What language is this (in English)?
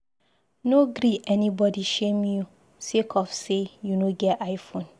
Nigerian Pidgin